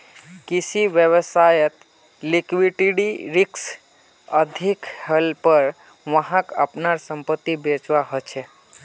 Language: Magahi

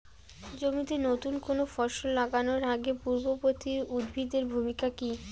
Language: Bangla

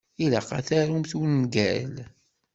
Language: Kabyle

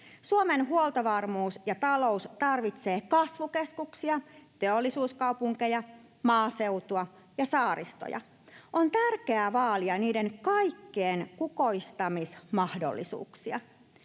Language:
Finnish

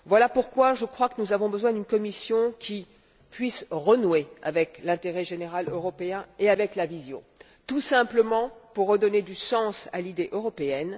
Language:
French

